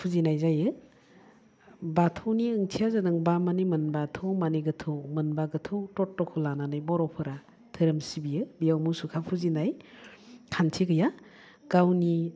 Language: Bodo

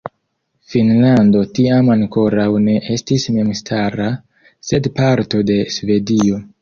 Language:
Esperanto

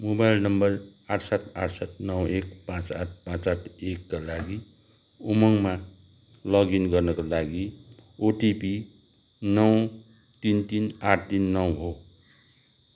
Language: Nepali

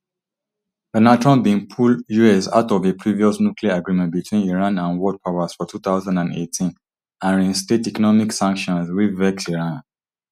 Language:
Nigerian Pidgin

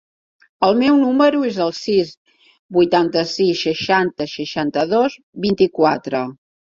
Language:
Catalan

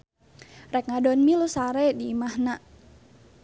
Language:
Sundanese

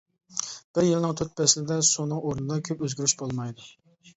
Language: Uyghur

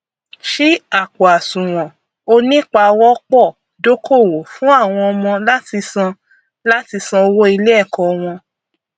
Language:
Yoruba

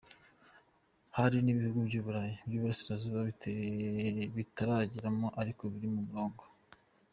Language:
Kinyarwanda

